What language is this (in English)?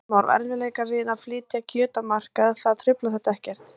Icelandic